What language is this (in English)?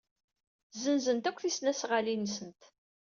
Kabyle